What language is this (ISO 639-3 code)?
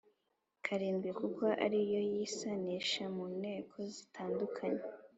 kin